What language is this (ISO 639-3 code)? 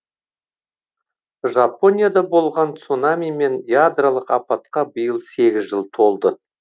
kaz